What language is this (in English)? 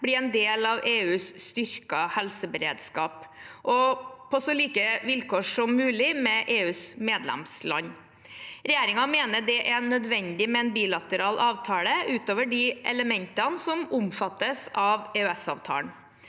Norwegian